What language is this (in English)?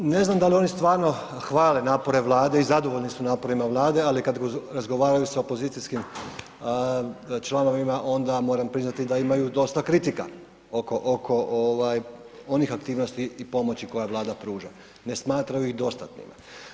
Croatian